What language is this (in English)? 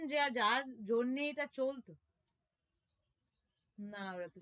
Bangla